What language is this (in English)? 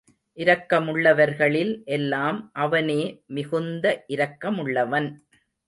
Tamil